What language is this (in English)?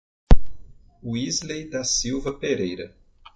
Portuguese